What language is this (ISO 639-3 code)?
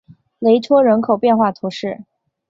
zho